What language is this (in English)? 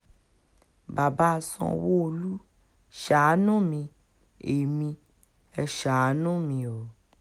Yoruba